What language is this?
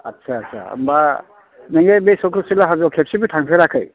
Bodo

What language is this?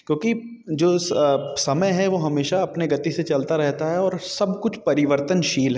Hindi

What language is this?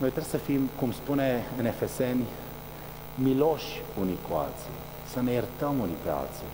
Romanian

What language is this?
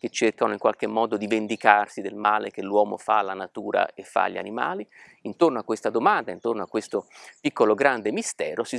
Italian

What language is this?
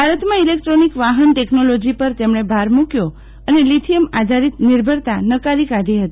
Gujarati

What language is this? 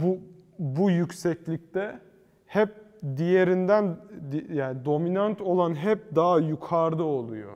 Turkish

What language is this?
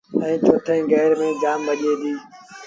Sindhi Bhil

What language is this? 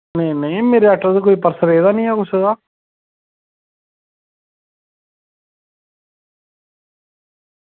Dogri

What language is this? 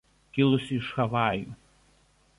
Lithuanian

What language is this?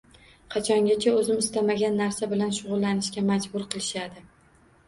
Uzbek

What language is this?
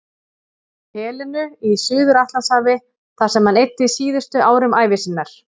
Icelandic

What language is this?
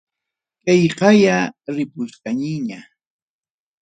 Ayacucho Quechua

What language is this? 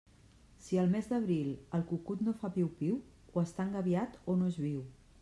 Catalan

